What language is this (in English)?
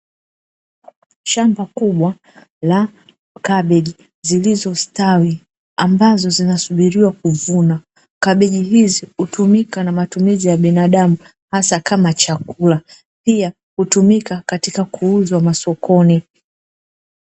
Swahili